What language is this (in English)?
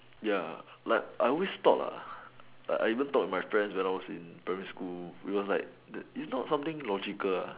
English